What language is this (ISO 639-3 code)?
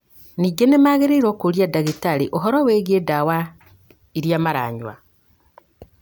kik